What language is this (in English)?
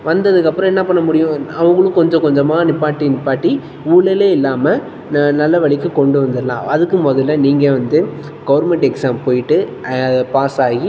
Tamil